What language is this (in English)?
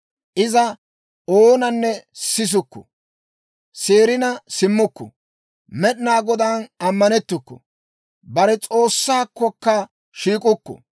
Dawro